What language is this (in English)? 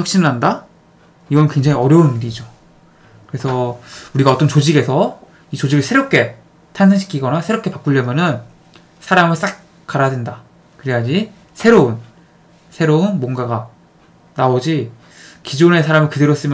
Korean